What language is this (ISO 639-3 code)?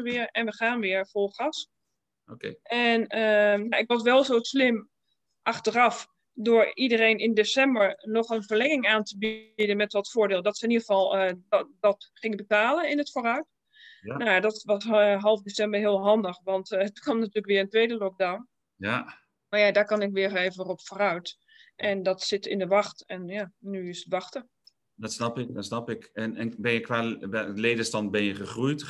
nld